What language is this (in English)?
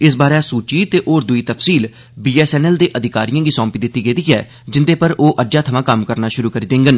Dogri